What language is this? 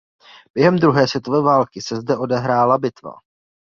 Czech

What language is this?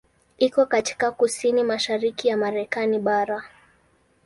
Swahili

